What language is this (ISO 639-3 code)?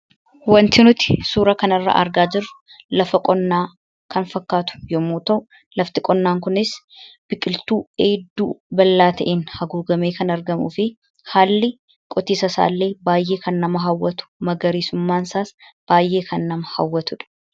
orm